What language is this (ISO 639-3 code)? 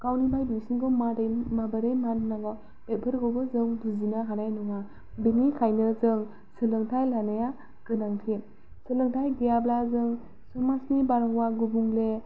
brx